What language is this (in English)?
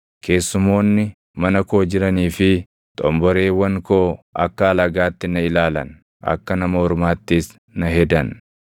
Oromo